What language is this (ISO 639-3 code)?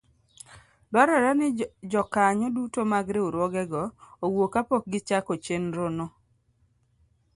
luo